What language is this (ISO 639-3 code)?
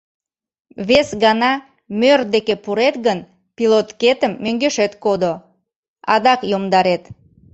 chm